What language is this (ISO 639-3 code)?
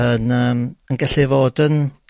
cym